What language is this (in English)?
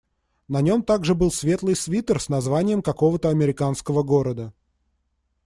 Russian